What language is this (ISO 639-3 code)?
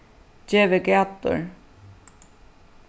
fao